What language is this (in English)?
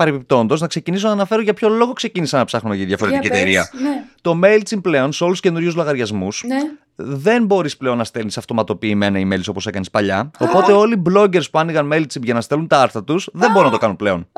Greek